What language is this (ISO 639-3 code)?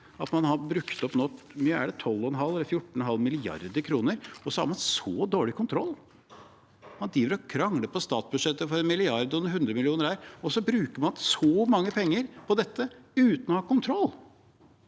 nor